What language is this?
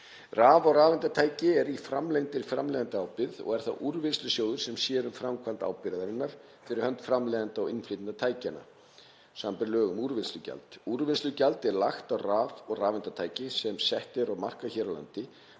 Icelandic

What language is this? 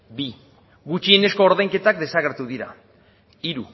Basque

